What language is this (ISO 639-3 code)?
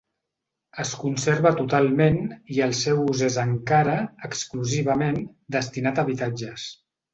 cat